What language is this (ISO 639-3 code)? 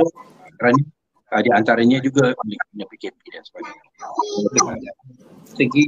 msa